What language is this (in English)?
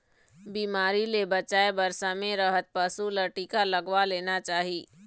Chhattisgarhi